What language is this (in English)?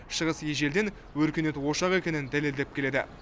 Kazakh